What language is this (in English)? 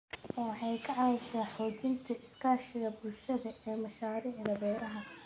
Somali